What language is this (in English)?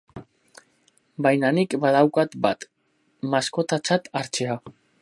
Basque